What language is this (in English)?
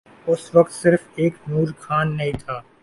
Urdu